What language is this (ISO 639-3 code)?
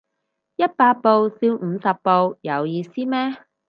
yue